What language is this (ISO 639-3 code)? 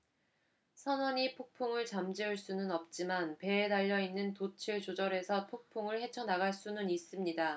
kor